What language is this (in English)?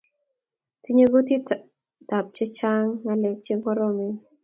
Kalenjin